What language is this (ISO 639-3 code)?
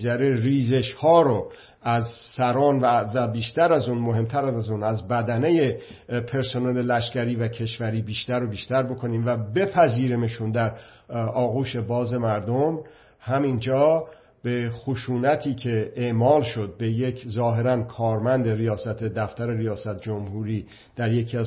fas